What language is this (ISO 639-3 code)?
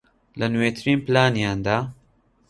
ckb